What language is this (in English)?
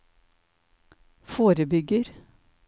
Norwegian